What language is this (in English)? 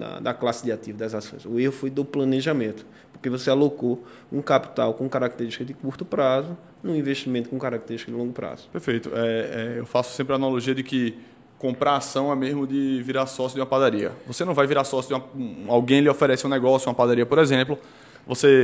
Portuguese